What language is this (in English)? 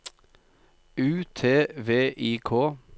Norwegian